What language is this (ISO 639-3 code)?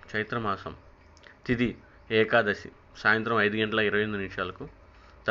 tel